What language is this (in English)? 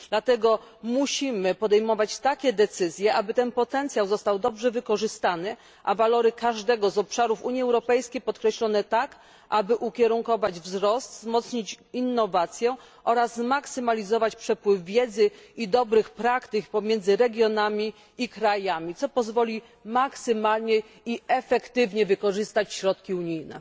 Polish